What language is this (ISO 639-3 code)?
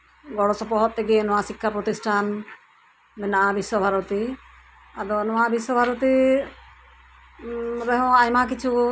sat